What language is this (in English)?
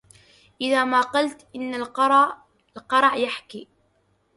Arabic